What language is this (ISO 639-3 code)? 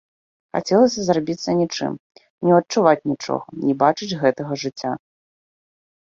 bel